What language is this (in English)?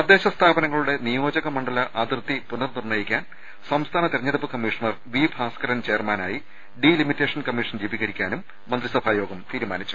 Malayalam